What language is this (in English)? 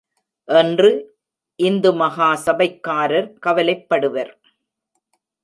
Tamil